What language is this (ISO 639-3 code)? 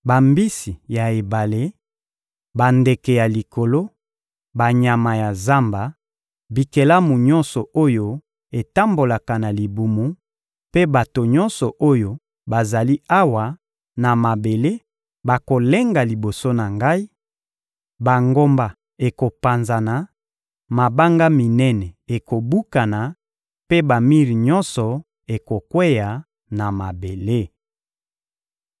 lin